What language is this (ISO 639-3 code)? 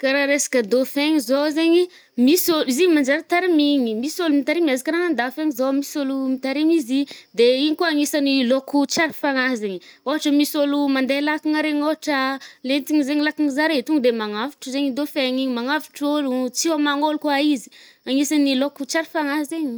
bmm